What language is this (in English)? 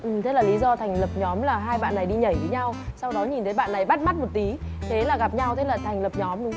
Vietnamese